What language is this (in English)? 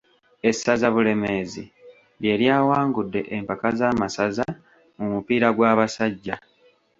Ganda